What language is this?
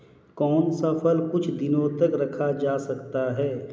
Hindi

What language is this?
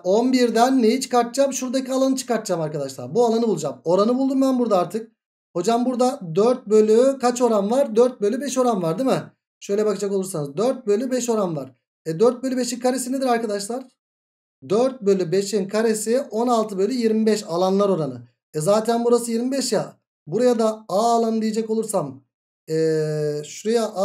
Turkish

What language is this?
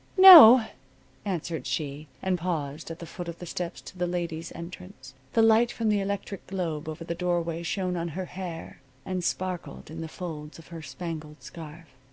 English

